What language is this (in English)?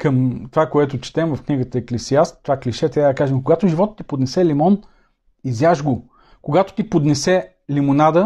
Bulgarian